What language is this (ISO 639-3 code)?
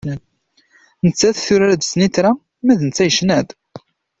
kab